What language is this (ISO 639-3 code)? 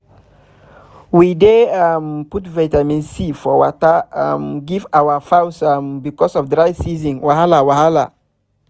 pcm